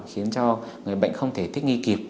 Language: Vietnamese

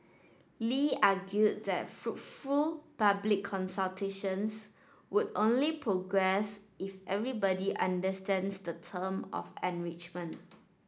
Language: English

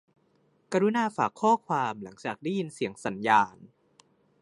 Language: Thai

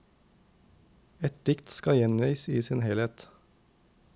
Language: Norwegian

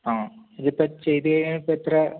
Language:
Malayalam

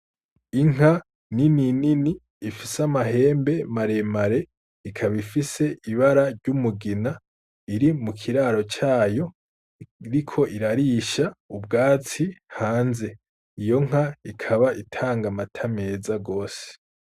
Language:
Rundi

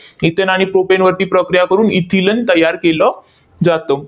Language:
Marathi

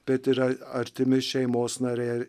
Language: Lithuanian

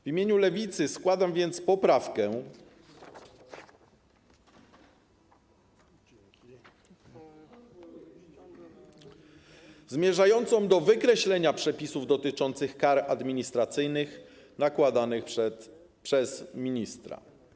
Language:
Polish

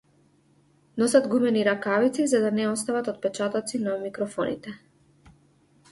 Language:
Macedonian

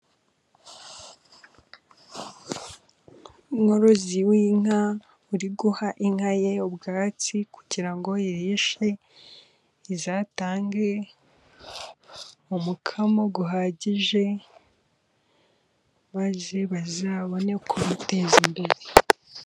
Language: Kinyarwanda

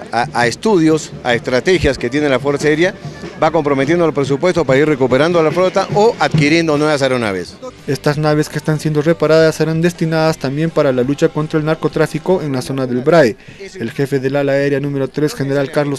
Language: Spanish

